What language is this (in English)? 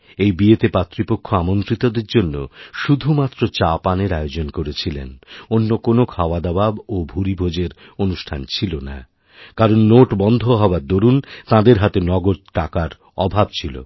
Bangla